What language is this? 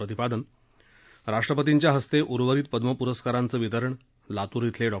Marathi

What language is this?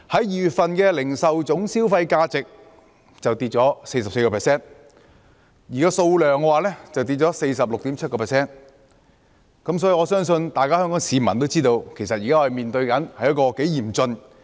Cantonese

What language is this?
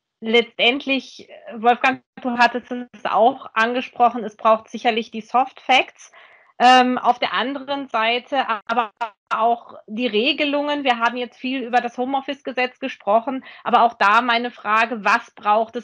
German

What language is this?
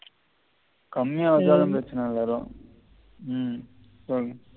Tamil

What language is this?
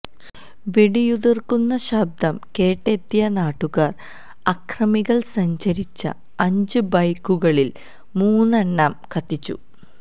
Malayalam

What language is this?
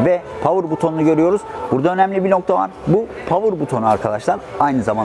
Turkish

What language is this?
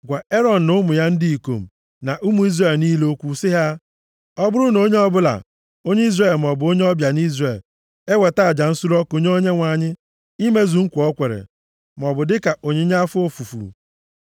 Igbo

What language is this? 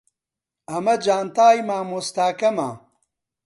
Central Kurdish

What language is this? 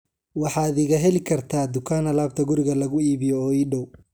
Somali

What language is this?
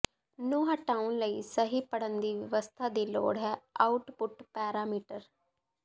Punjabi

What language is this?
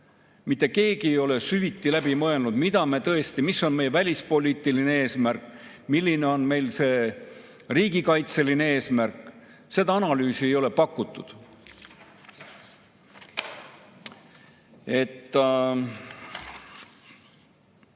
Estonian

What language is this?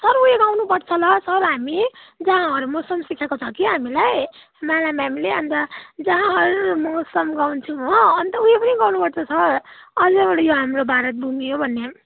Nepali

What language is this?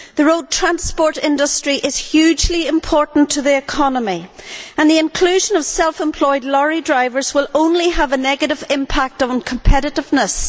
English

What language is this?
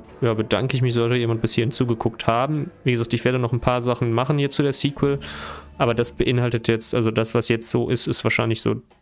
German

